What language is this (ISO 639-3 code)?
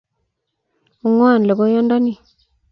kln